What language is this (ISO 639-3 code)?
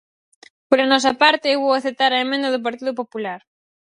glg